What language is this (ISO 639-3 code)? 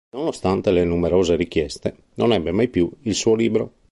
ita